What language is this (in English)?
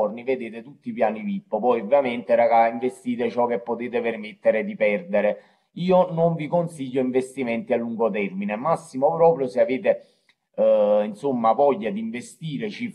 Italian